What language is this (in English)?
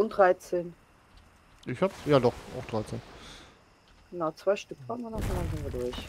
German